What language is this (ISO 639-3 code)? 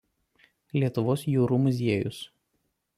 lit